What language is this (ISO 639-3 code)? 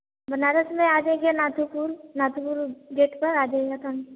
hin